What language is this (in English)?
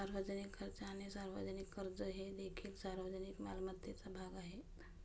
Marathi